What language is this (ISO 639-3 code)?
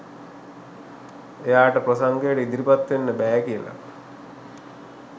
sin